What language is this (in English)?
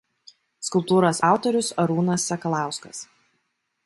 Lithuanian